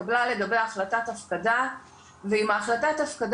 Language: Hebrew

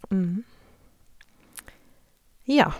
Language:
Norwegian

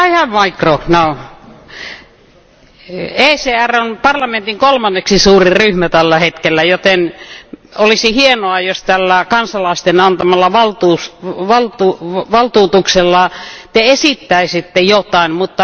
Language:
Finnish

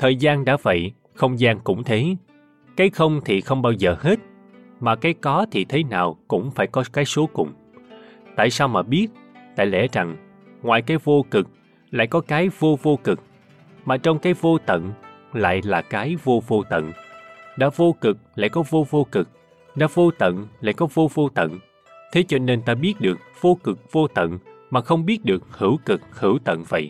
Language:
Vietnamese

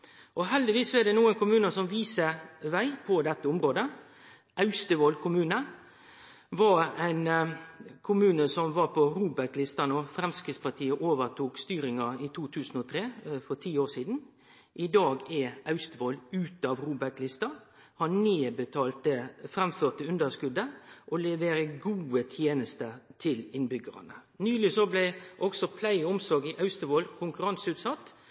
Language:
Norwegian Nynorsk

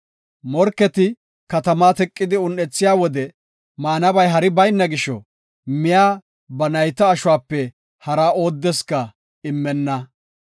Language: Gofa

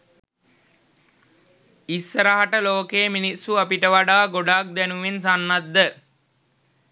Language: Sinhala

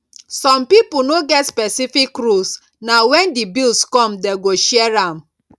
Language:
Nigerian Pidgin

